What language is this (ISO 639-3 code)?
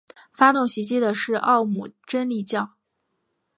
zho